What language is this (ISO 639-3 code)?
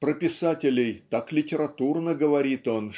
rus